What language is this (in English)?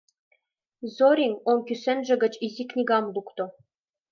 Mari